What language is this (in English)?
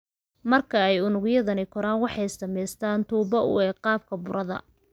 Somali